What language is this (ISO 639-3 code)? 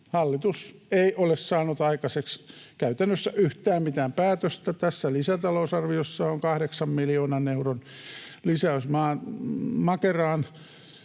fin